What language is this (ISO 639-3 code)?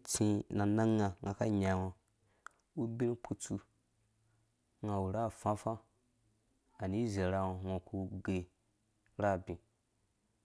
ldb